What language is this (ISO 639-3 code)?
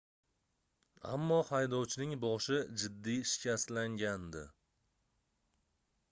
uzb